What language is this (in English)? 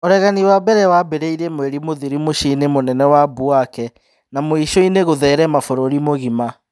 Kikuyu